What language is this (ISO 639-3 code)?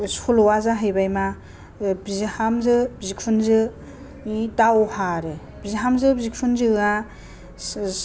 brx